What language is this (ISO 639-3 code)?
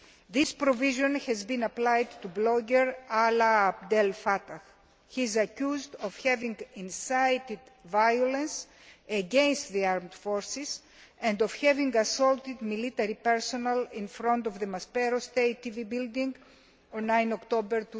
eng